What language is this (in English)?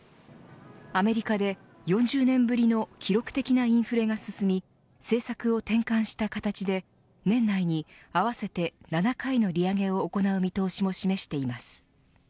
Japanese